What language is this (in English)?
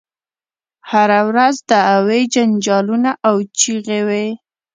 Pashto